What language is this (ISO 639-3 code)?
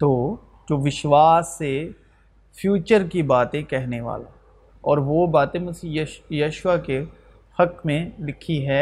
urd